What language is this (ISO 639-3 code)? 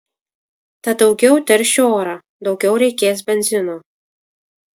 lit